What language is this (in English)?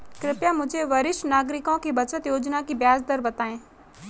Hindi